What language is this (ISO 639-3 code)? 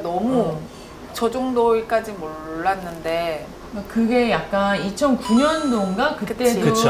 kor